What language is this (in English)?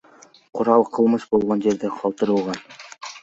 Kyrgyz